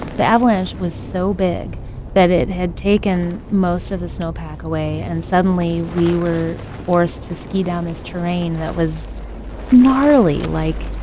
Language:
English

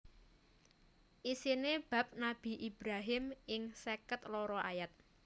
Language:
Javanese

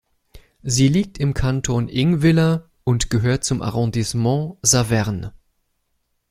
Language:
German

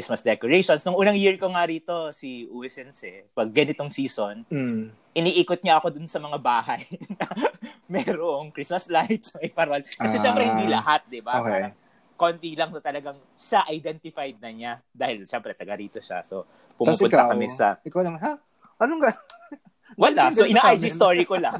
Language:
Filipino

